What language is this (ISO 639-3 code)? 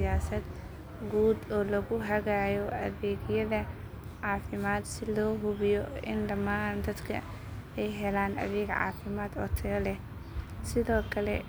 som